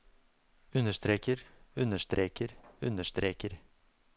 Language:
Norwegian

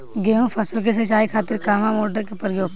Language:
Bhojpuri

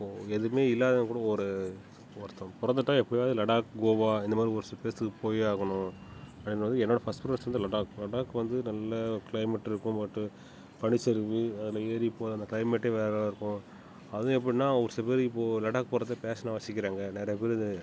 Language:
Tamil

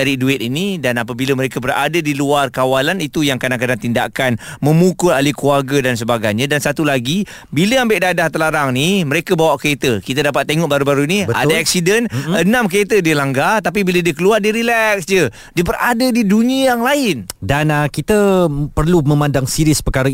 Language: Malay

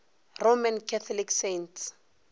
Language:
Northern Sotho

